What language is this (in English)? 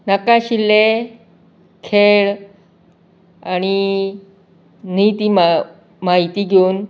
Konkani